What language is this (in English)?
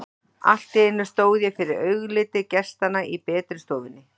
Icelandic